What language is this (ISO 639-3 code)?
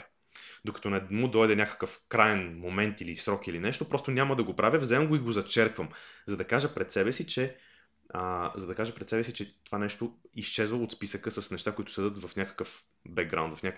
bul